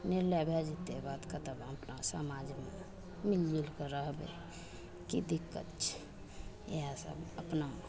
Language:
Maithili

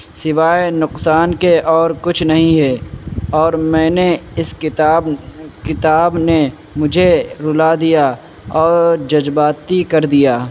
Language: Urdu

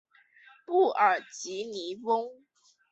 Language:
Chinese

